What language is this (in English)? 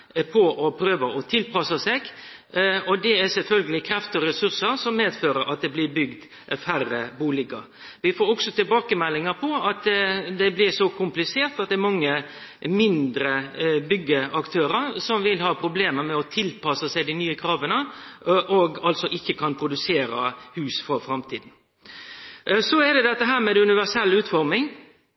Norwegian Nynorsk